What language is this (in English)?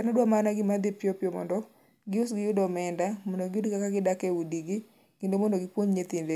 Luo (Kenya and Tanzania)